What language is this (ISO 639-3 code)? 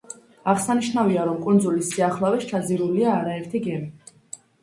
kat